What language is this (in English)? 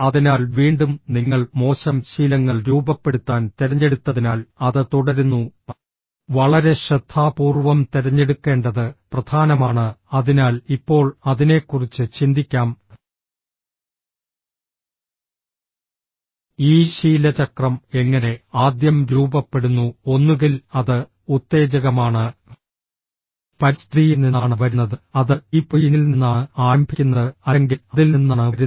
Malayalam